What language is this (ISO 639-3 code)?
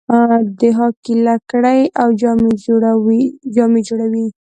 pus